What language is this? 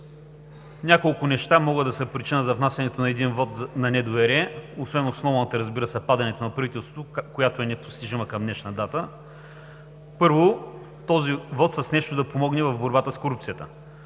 Bulgarian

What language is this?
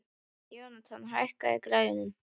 Icelandic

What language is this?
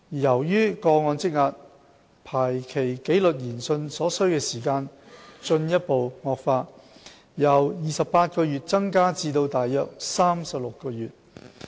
Cantonese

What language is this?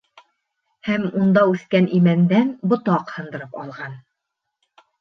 Bashkir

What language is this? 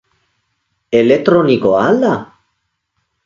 Basque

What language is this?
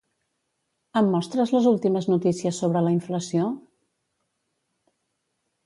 Catalan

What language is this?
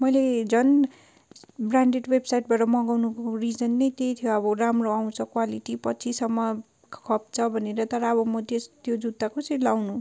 Nepali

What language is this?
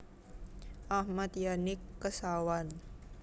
Javanese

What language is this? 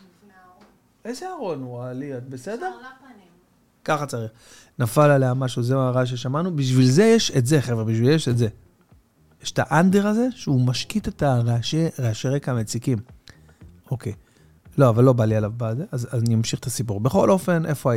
Hebrew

